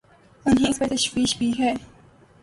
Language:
Urdu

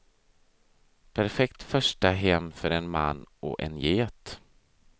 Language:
Swedish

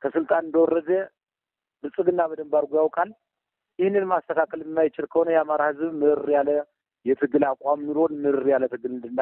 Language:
Arabic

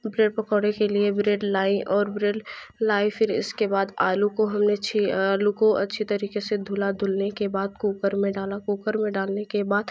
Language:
Hindi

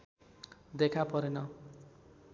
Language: Nepali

